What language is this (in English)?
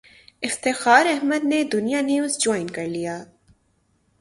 Urdu